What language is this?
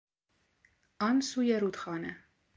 Persian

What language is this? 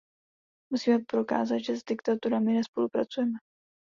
Czech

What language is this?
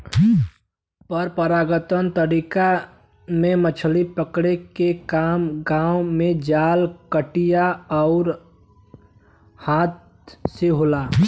Bhojpuri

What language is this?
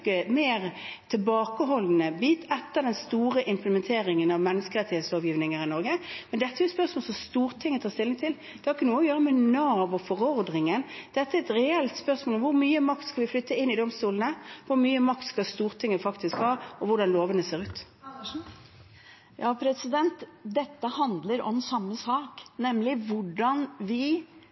Norwegian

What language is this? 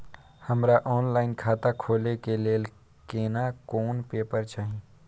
Maithili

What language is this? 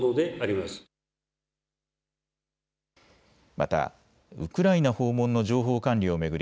Japanese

